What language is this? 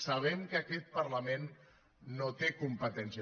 Catalan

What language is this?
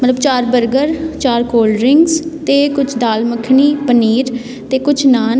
Punjabi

